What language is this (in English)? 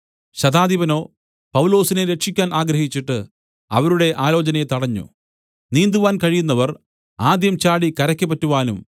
Malayalam